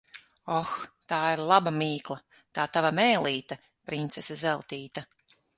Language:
Latvian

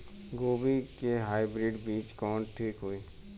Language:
Bhojpuri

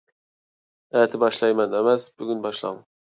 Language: Uyghur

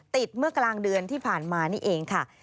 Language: Thai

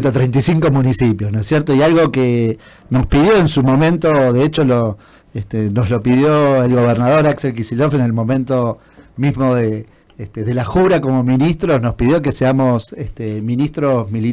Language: Spanish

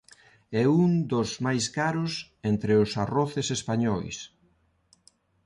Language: Galician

